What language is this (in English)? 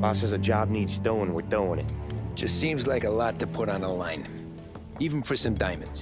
English